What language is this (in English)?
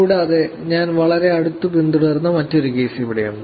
Malayalam